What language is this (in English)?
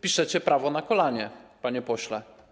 Polish